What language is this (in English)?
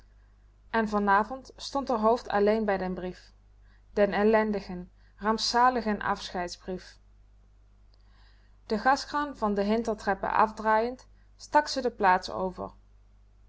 Dutch